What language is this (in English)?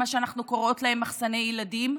Hebrew